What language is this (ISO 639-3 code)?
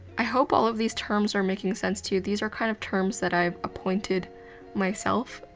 eng